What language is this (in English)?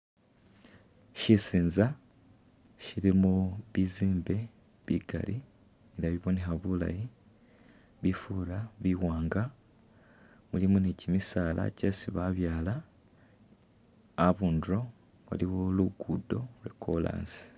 Masaaba